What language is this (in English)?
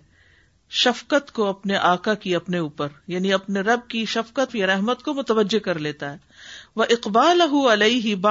Urdu